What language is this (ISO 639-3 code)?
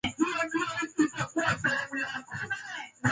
swa